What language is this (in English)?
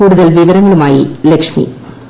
Malayalam